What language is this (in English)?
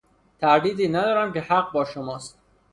Persian